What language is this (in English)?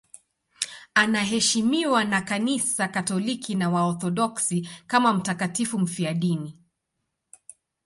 Swahili